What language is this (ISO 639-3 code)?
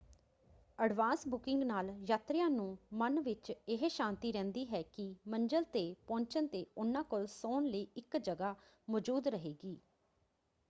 pan